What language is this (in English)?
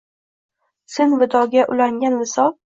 Uzbek